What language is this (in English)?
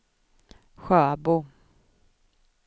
Swedish